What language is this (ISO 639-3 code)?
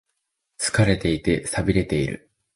jpn